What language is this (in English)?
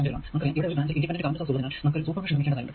Malayalam